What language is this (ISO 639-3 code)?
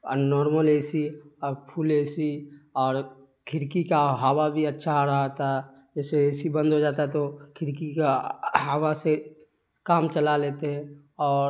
urd